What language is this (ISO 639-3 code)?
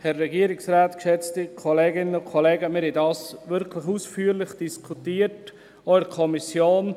gsw